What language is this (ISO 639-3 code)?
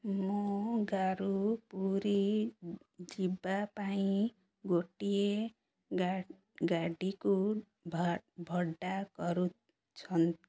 ori